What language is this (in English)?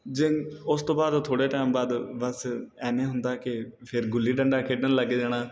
Punjabi